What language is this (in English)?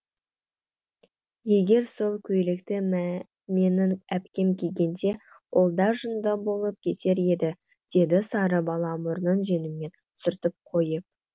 Kazakh